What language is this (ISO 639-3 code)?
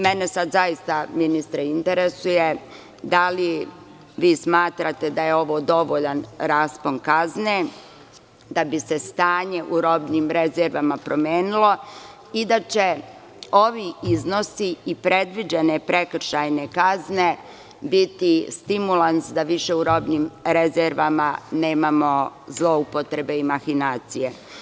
srp